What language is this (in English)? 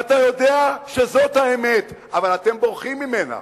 Hebrew